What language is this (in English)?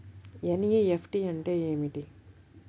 Telugu